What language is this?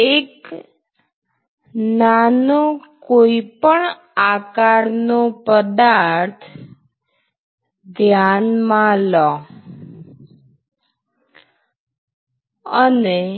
Gujarati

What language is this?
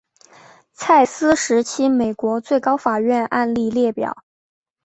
Chinese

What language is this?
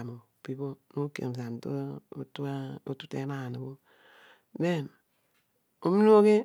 Odual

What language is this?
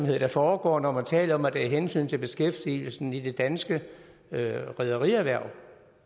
Danish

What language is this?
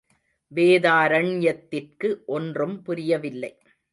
Tamil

